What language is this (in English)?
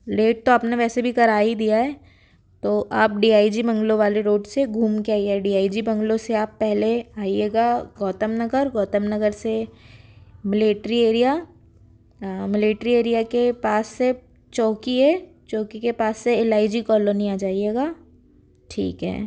Hindi